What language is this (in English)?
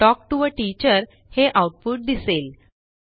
Marathi